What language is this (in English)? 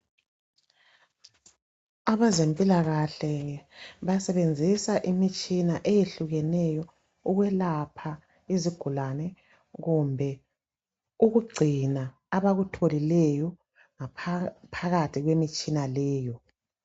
North Ndebele